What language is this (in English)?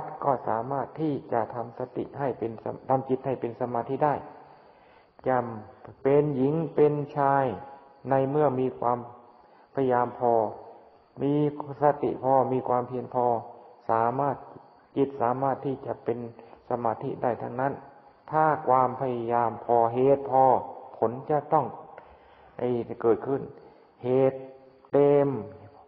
Thai